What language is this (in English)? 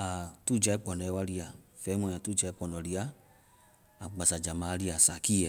Vai